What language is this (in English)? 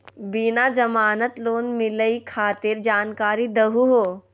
Magahi